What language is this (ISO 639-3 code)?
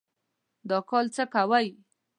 pus